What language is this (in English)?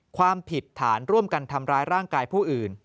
Thai